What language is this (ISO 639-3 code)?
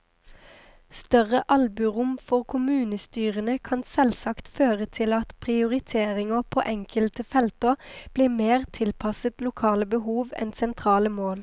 nor